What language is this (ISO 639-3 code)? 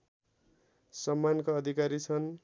nep